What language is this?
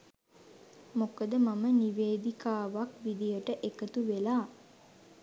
Sinhala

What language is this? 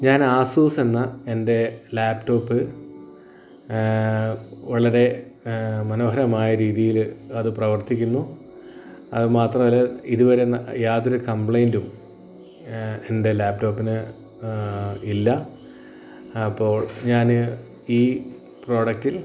Malayalam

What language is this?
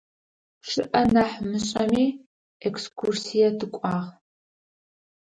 Adyghe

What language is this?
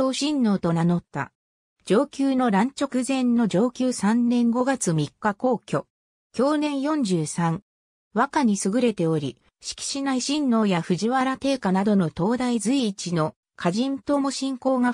Japanese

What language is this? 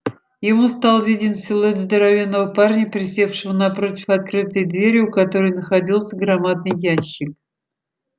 Russian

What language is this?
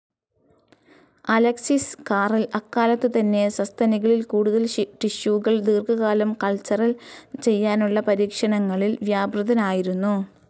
Malayalam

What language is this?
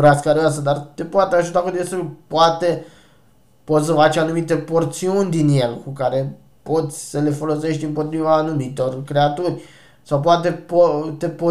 Romanian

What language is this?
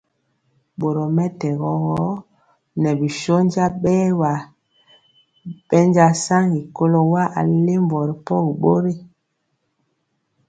Mpiemo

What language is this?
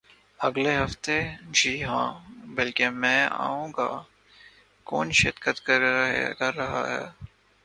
Urdu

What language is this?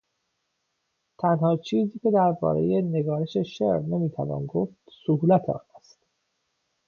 Persian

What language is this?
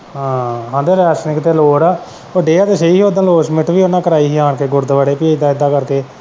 Punjabi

